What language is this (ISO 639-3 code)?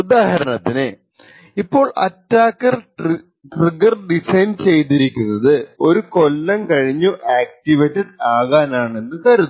mal